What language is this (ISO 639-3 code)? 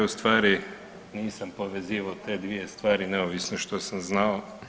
hrv